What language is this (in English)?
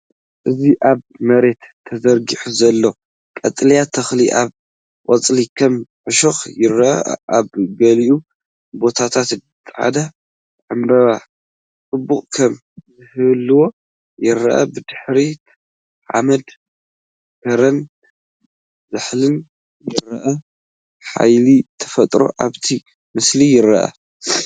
Tigrinya